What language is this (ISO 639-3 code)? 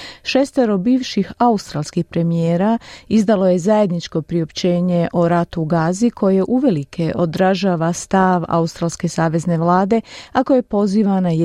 hrv